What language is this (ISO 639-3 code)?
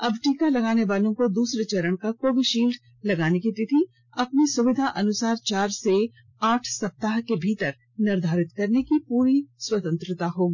hin